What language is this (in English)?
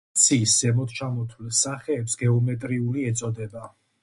Georgian